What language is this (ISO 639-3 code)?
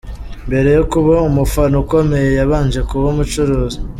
kin